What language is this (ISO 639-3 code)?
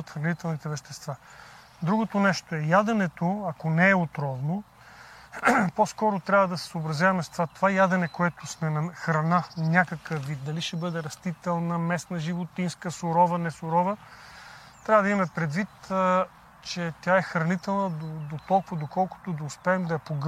bul